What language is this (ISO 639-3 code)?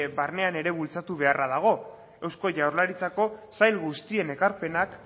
eus